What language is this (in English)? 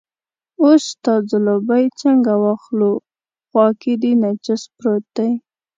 Pashto